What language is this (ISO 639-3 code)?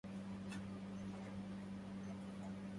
ara